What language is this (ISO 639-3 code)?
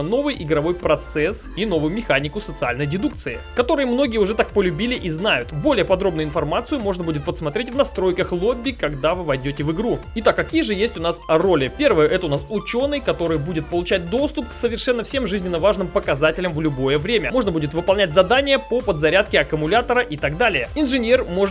rus